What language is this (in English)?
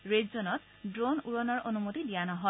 Assamese